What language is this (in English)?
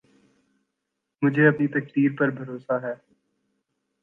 Urdu